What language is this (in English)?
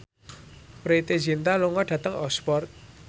Javanese